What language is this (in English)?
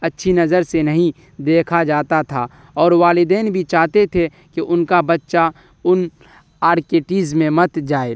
Urdu